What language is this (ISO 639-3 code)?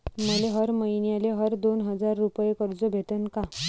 mar